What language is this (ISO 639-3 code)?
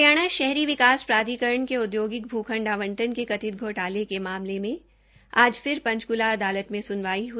hin